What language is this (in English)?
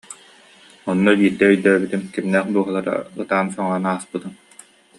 Yakut